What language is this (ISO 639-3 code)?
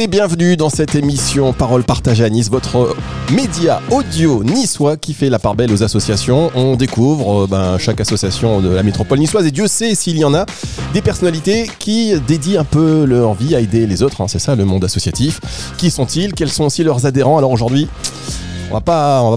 fra